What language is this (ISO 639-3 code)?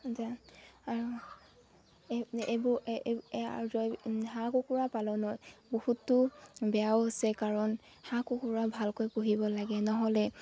asm